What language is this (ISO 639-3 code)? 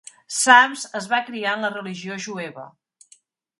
cat